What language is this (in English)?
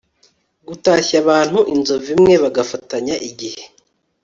Kinyarwanda